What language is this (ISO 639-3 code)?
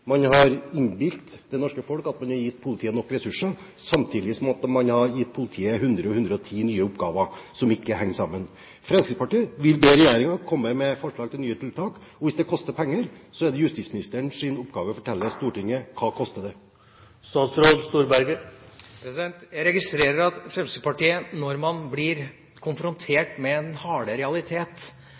nob